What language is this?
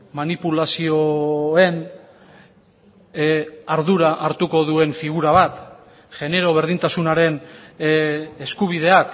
Basque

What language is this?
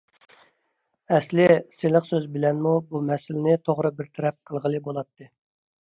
Uyghur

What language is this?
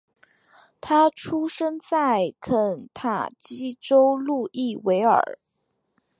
Chinese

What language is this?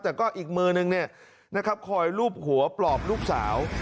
Thai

